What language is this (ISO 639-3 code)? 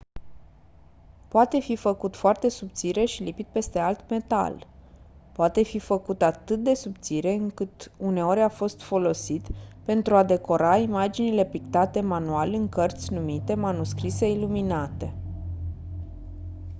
ron